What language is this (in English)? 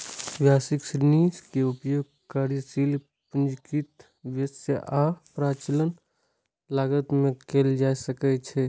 Maithili